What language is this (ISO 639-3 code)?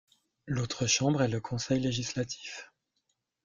fra